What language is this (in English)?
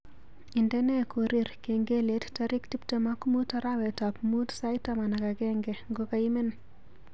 Kalenjin